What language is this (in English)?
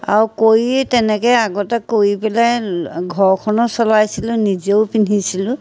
Assamese